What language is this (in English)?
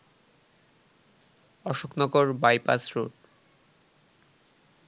Bangla